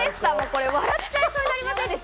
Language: Japanese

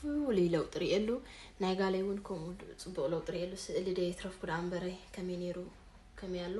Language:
Arabic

